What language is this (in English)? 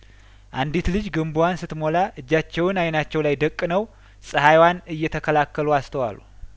Amharic